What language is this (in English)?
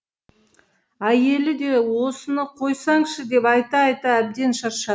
Kazakh